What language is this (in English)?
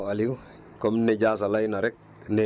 Wolof